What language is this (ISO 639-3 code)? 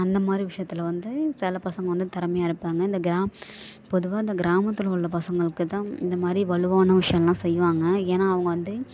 tam